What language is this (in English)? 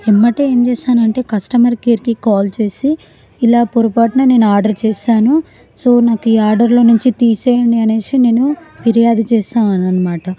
Telugu